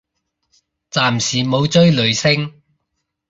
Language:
Cantonese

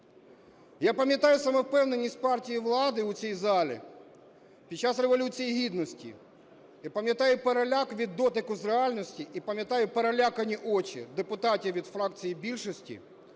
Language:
Ukrainian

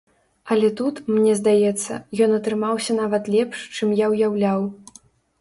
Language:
Belarusian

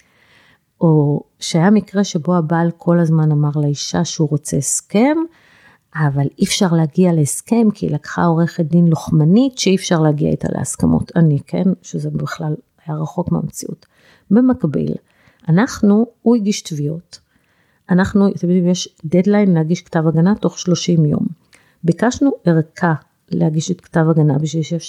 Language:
Hebrew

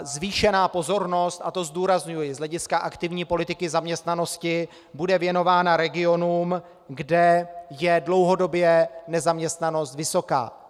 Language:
Czech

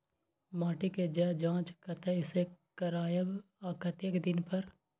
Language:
Maithili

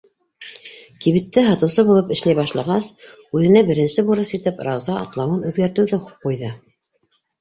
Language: Bashkir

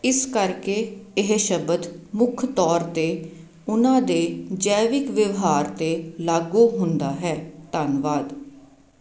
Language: Punjabi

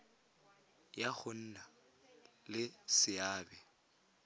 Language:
Tswana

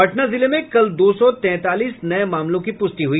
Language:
Hindi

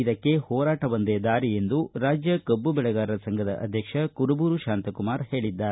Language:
Kannada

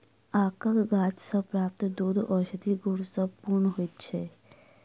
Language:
Maithili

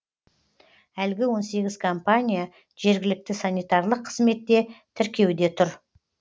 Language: Kazakh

